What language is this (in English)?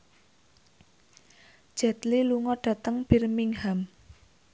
Javanese